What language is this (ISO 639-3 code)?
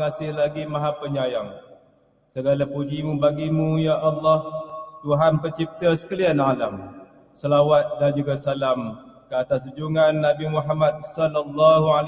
msa